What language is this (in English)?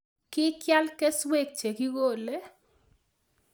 Kalenjin